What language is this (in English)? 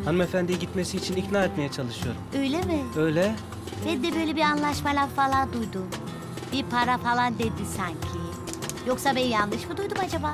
Turkish